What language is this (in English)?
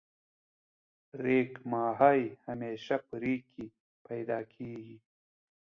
Pashto